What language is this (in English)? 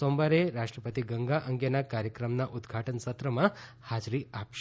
Gujarati